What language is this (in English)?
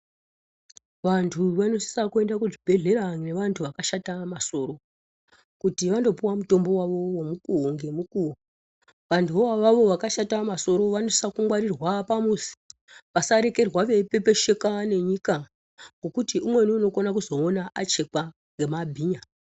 Ndau